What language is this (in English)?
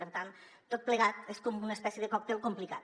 Catalan